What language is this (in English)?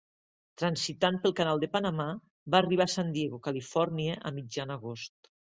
Catalan